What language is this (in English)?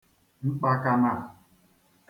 Igbo